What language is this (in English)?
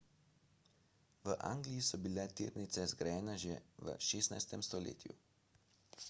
Slovenian